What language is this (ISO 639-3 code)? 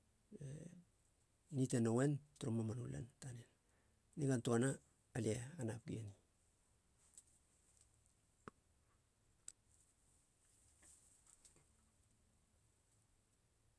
hla